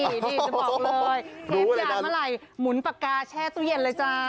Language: Thai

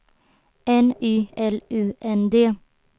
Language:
Swedish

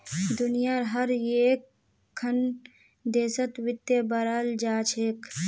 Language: Magahi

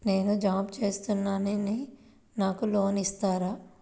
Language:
Telugu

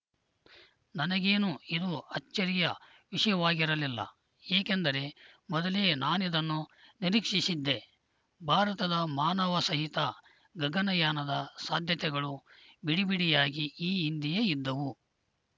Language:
Kannada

